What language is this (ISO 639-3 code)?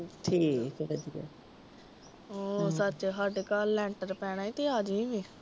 pan